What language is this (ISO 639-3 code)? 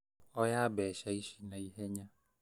kik